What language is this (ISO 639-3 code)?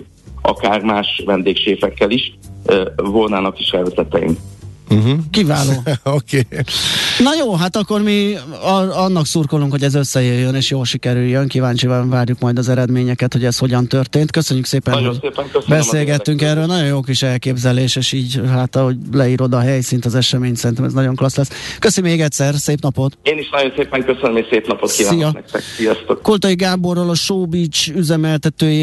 hun